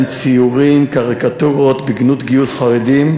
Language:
Hebrew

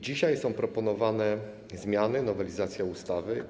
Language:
Polish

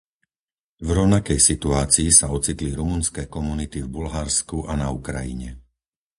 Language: Slovak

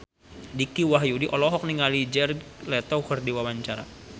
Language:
Sundanese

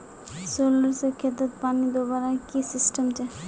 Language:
Magahi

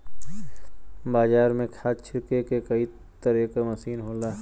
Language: Bhojpuri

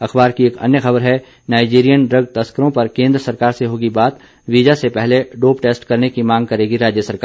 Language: Hindi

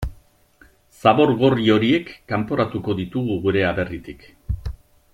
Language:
Basque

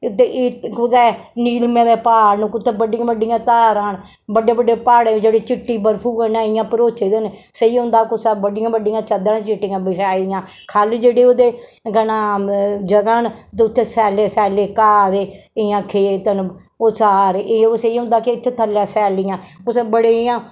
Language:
Dogri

